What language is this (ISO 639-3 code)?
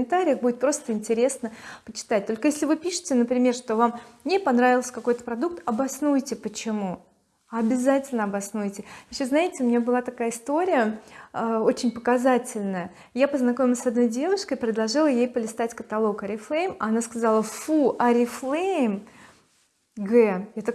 rus